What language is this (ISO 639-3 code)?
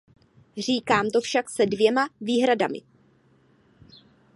ces